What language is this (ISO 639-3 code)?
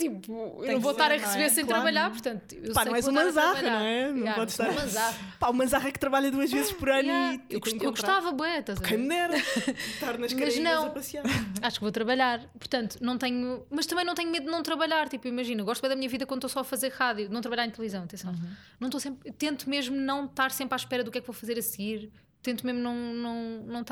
por